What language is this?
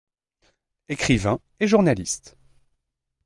French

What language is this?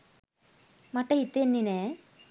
Sinhala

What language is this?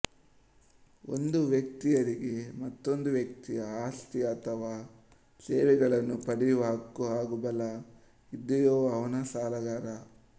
Kannada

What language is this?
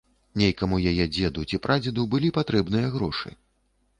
Belarusian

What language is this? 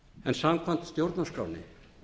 Icelandic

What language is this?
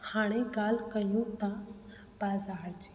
Sindhi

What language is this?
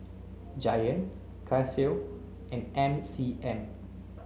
English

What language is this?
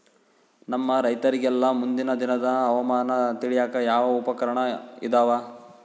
Kannada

